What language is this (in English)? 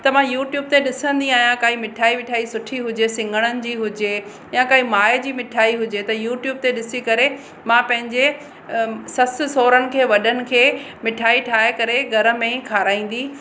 Sindhi